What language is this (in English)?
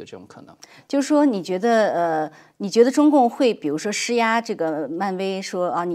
Chinese